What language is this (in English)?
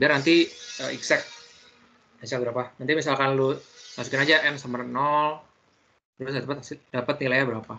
Indonesian